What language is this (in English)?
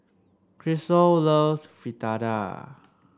English